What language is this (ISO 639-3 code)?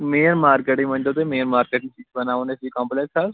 kas